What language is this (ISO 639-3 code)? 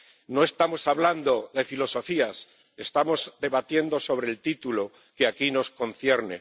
spa